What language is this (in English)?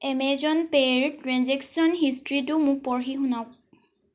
Assamese